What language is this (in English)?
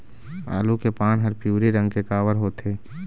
Chhattisgarhi